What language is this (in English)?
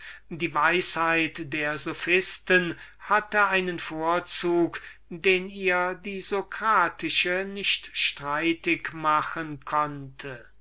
German